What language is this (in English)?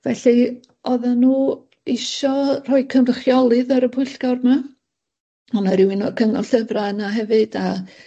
Welsh